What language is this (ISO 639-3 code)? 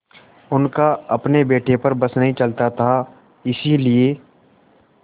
hin